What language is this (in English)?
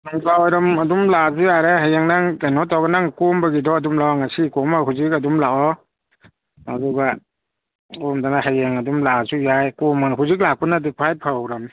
Manipuri